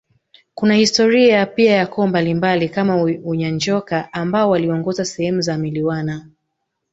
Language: Swahili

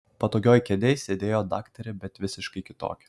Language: Lithuanian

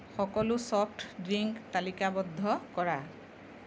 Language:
Assamese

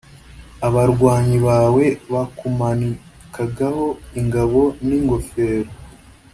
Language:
Kinyarwanda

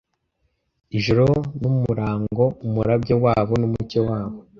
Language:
Kinyarwanda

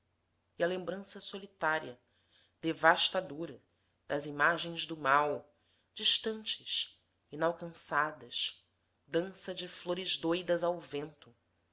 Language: Portuguese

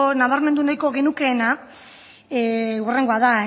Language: Basque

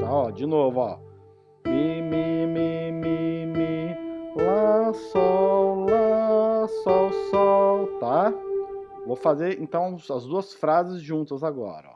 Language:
Portuguese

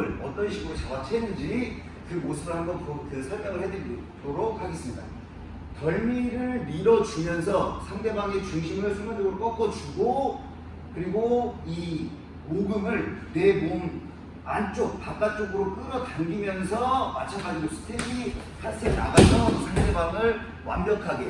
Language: Korean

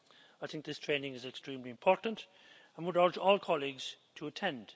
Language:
English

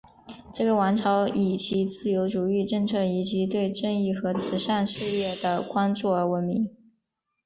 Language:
Chinese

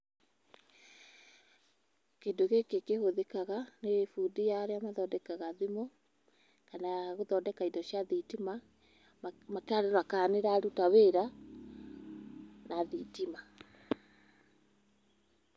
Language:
Kikuyu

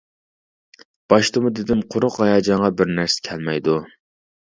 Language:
Uyghur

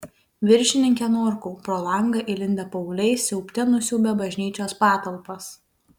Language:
Lithuanian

